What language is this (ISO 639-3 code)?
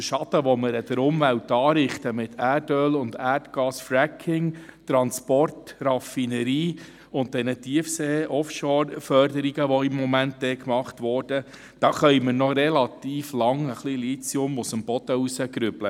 gsw